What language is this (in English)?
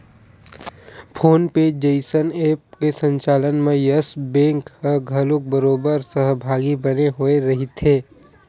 Chhattisgarhi